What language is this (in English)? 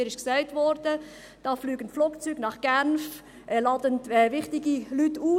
Swiss German